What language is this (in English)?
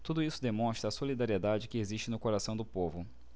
Portuguese